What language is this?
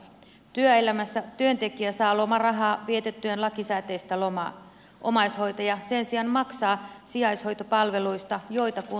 Finnish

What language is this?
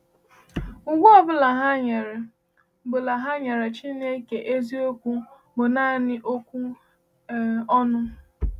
Igbo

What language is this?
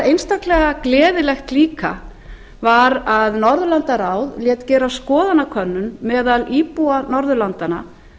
Icelandic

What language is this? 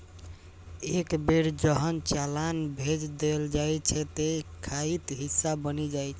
Maithili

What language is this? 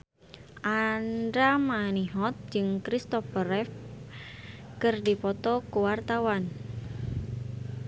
Sundanese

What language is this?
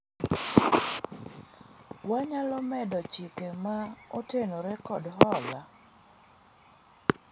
Luo (Kenya and Tanzania)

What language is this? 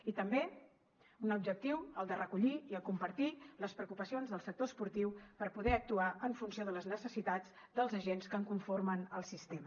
Catalan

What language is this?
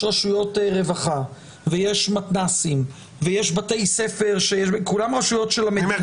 Hebrew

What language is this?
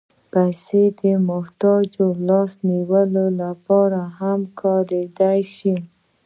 Pashto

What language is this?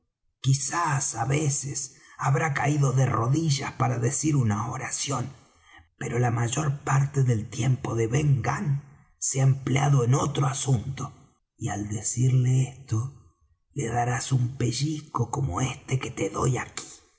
Spanish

